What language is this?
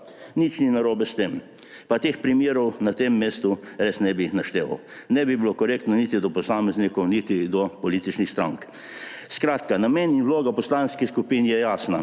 Slovenian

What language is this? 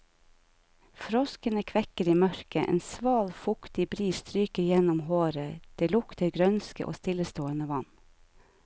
Norwegian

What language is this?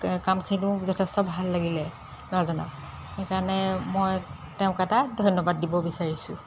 Assamese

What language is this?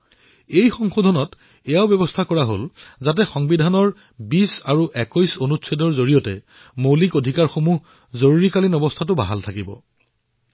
Assamese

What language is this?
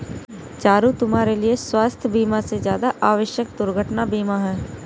Hindi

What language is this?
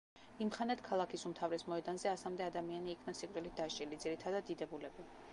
Georgian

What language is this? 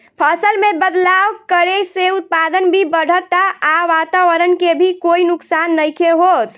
Bhojpuri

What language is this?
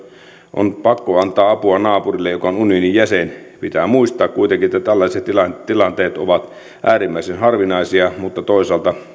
Finnish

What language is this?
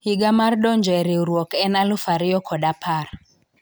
Luo (Kenya and Tanzania)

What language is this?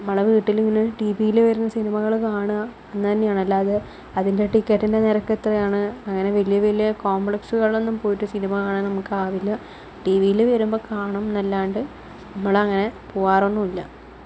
Malayalam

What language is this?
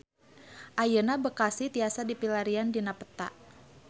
Sundanese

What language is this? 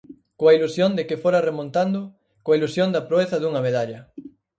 Galician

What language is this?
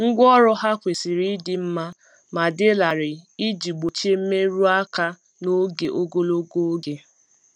Igbo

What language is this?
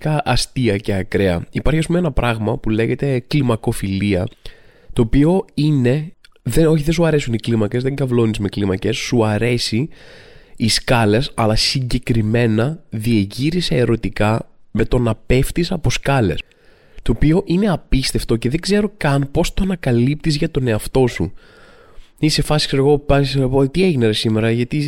Greek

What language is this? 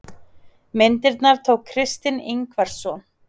Icelandic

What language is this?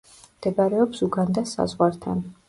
Georgian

